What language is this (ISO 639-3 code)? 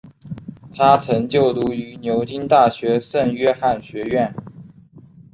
zho